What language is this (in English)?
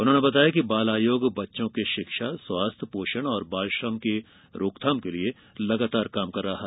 Hindi